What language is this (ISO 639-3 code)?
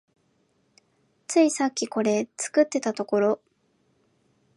jpn